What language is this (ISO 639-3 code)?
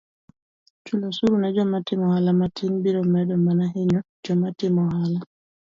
luo